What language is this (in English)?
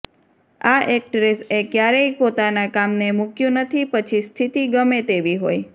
Gujarati